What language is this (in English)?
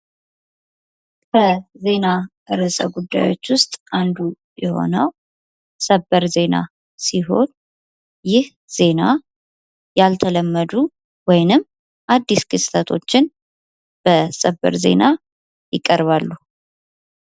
Amharic